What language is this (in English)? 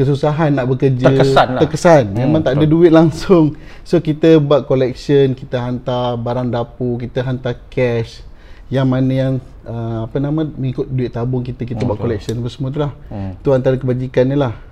Malay